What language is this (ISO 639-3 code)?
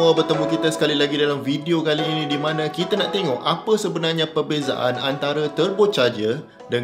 msa